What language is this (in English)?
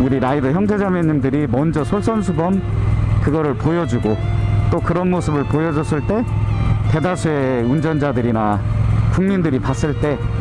Korean